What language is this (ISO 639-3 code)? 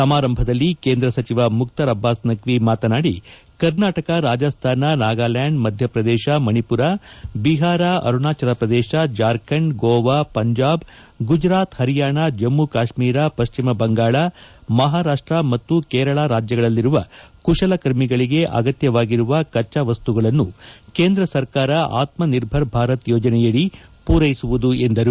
kan